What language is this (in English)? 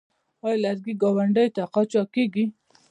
Pashto